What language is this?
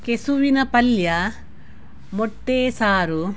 Kannada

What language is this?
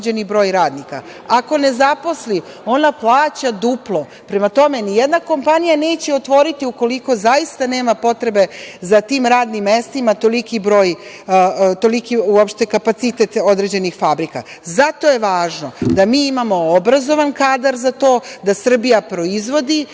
Serbian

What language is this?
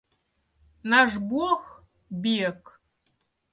Russian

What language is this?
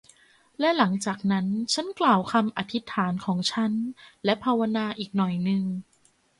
Thai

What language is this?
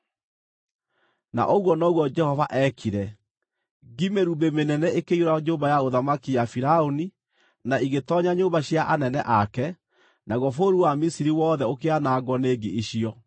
Kikuyu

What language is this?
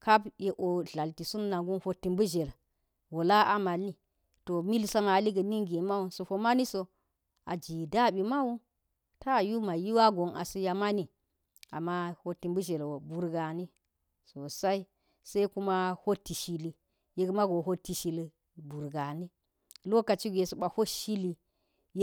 Geji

